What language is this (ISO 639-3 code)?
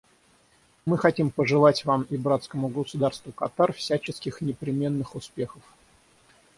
rus